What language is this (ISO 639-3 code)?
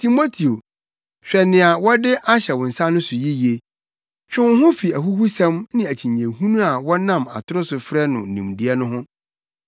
aka